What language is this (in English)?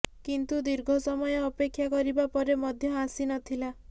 Odia